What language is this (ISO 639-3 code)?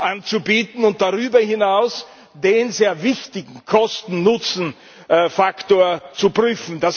deu